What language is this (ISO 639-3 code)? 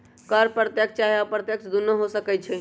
mag